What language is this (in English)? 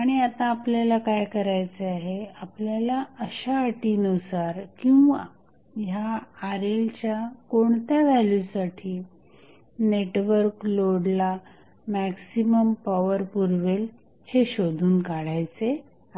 Marathi